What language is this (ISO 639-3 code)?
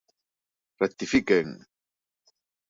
glg